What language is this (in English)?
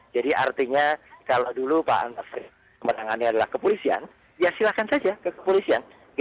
Indonesian